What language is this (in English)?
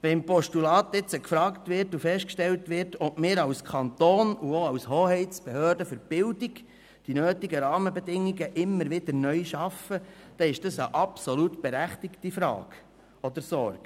Swiss German